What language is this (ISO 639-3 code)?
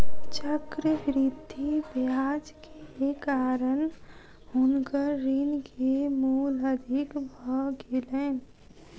mai